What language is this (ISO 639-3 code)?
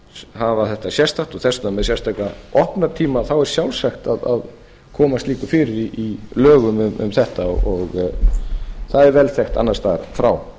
isl